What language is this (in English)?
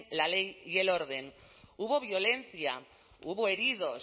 Spanish